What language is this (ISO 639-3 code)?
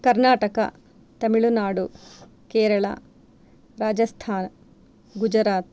san